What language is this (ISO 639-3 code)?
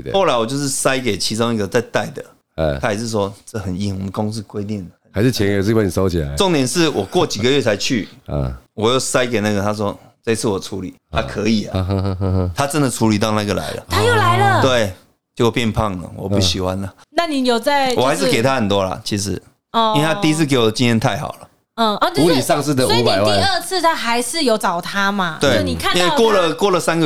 zho